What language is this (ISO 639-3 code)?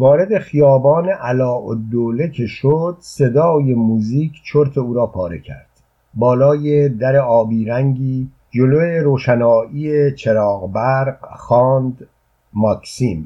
fas